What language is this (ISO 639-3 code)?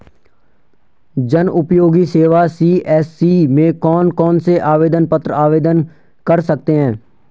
hin